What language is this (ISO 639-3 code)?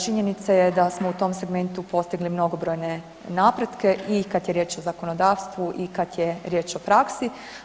hrv